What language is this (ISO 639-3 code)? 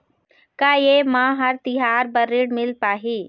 hne